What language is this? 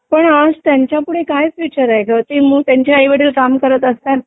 Marathi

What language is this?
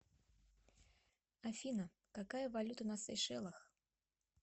Russian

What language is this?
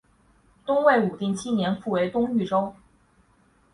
Chinese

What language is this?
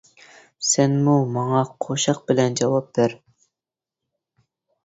Uyghur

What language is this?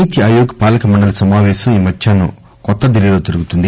Telugu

